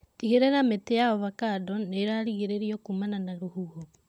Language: Kikuyu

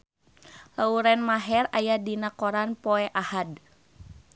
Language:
Sundanese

